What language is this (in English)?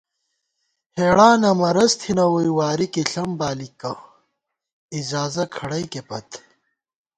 Gawar-Bati